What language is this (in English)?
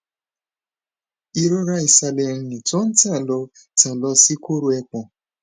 Yoruba